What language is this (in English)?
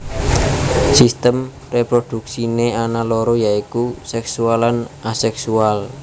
Javanese